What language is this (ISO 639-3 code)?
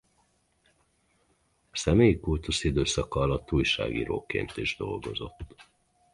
hun